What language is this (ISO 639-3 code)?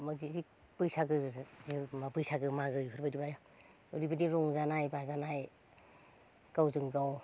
brx